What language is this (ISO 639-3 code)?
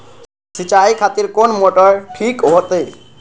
mai